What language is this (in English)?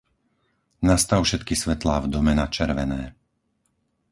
Slovak